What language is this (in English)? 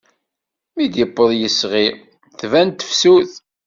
Kabyle